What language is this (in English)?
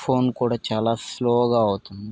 Telugu